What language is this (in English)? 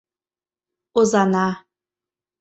Mari